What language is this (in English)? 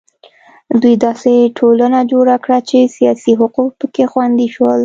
Pashto